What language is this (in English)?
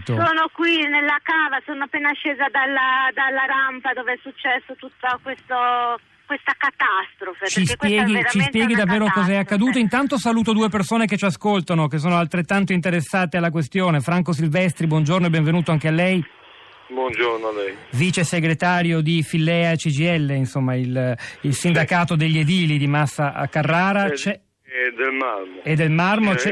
Italian